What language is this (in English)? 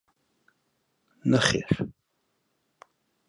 Central Kurdish